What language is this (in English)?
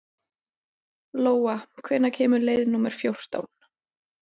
Icelandic